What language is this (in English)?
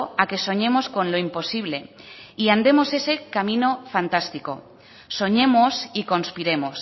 Spanish